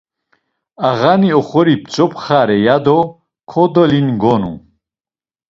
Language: Laz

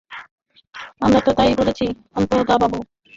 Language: Bangla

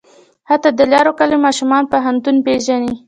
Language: Pashto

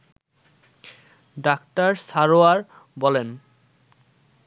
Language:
Bangla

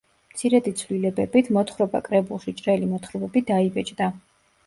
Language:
Georgian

